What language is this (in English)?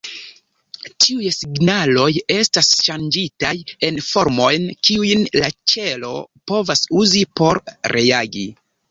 Esperanto